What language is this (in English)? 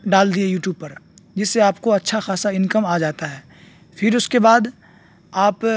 Urdu